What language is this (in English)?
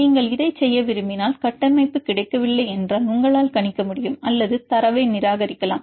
Tamil